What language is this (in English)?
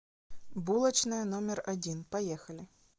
Russian